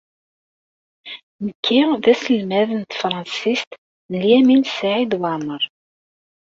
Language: Kabyle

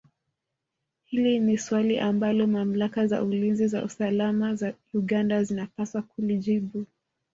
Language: Swahili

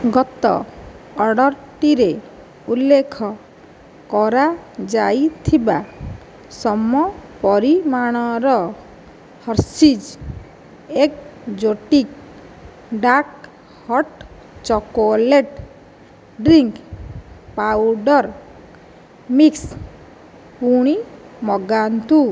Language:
Odia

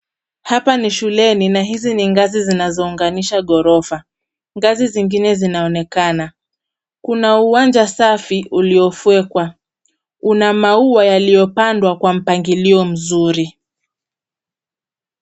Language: Swahili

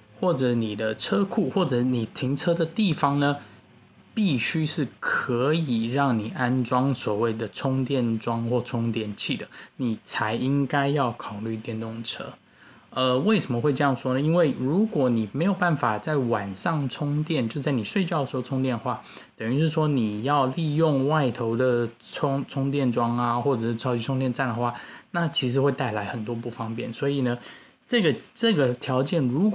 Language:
Chinese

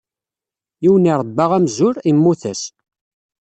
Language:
Kabyle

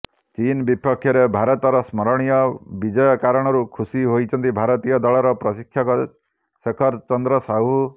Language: Odia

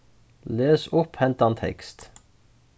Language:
Faroese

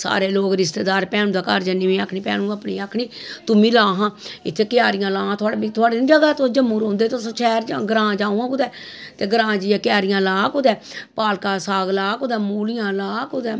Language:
Dogri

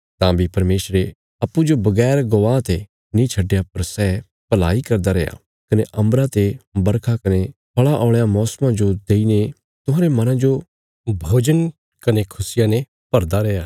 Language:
Bilaspuri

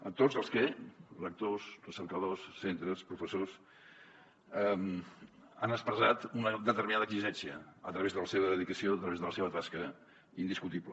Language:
Catalan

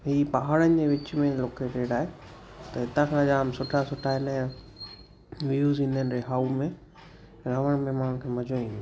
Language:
Sindhi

